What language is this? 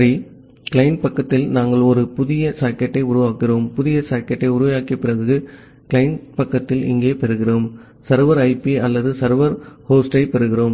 Tamil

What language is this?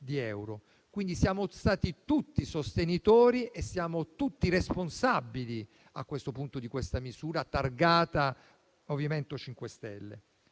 Italian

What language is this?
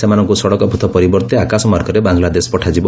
Odia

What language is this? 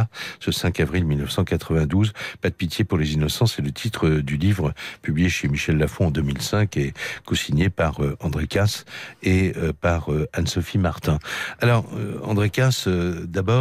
French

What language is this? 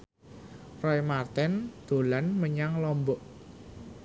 Javanese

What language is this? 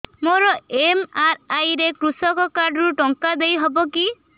Odia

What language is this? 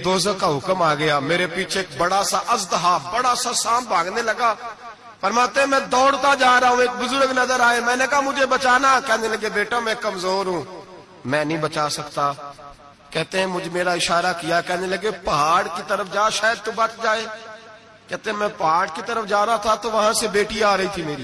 Urdu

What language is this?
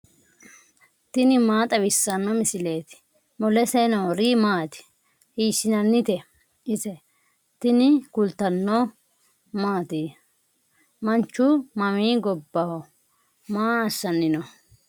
Sidamo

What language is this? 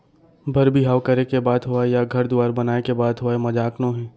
Chhattisgarhi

